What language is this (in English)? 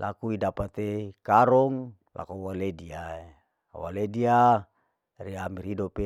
Larike-Wakasihu